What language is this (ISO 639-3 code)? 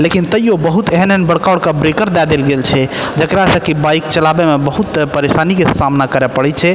mai